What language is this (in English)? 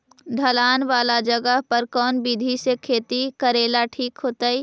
Magahi